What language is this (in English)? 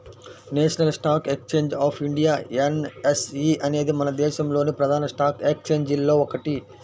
Telugu